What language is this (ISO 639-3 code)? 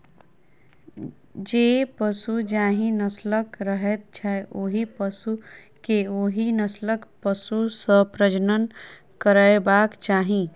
mai